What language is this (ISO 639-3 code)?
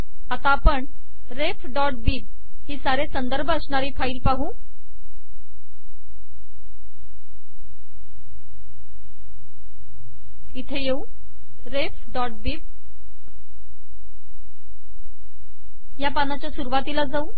mar